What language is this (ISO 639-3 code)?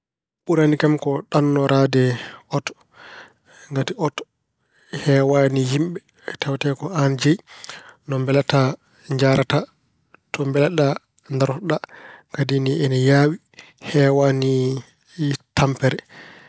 ful